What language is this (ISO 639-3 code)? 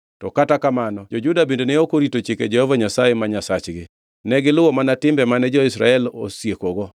luo